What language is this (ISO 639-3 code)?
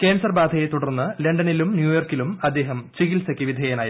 mal